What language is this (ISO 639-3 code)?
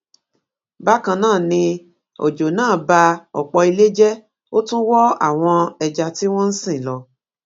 yor